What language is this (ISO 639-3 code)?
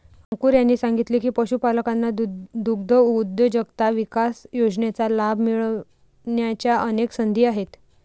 mar